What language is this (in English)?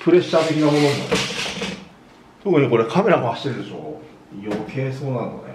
Japanese